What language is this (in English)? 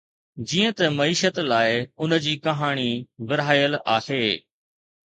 Sindhi